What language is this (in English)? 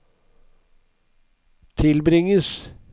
Norwegian